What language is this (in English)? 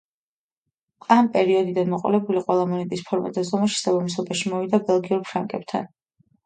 Georgian